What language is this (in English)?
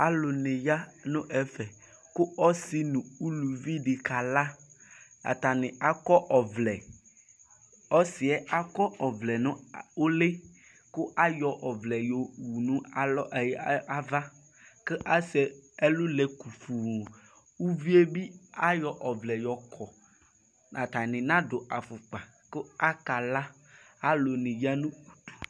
Ikposo